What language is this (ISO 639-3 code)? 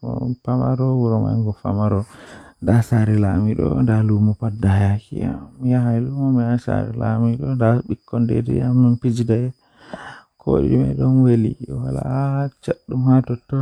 fuh